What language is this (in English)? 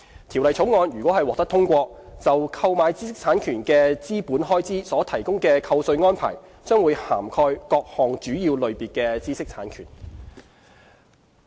Cantonese